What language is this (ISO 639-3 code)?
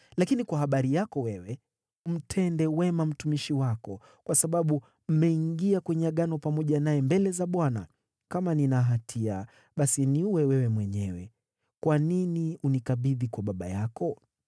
swa